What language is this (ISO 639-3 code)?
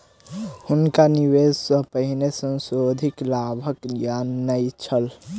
mai